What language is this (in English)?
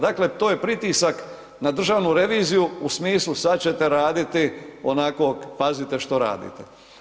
Croatian